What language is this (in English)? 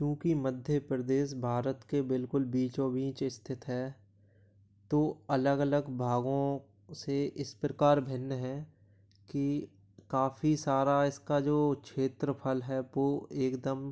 Hindi